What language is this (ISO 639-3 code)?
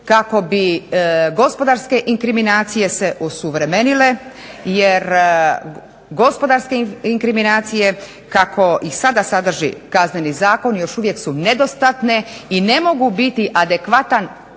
hrv